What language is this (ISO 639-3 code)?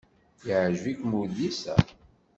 kab